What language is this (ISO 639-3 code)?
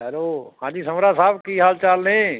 pan